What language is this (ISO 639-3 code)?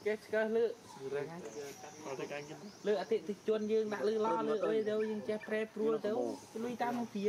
tha